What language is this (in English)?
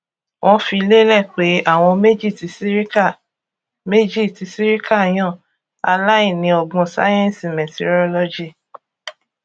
Yoruba